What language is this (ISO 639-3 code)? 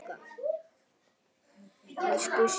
isl